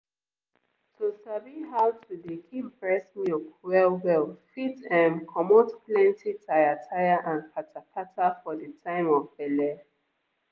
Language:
Nigerian Pidgin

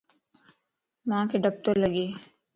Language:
Lasi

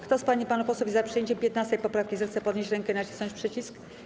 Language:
Polish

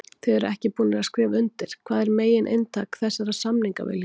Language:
Icelandic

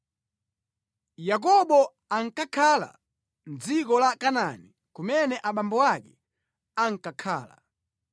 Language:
Nyanja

